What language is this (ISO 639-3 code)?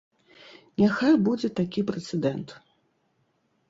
bel